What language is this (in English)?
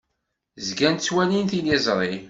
Kabyle